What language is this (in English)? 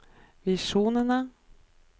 Norwegian